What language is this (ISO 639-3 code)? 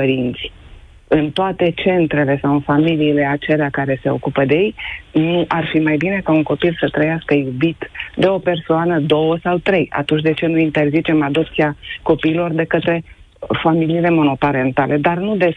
ron